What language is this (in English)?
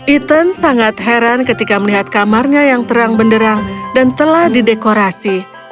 Indonesian